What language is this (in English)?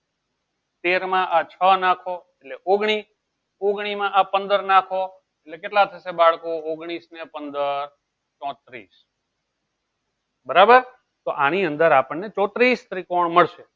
Gujarati